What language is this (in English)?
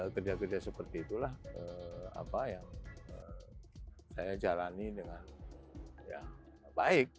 Indonesian